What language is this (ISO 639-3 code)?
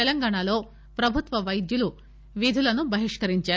tel